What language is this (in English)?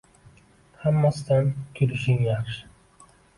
Uzbek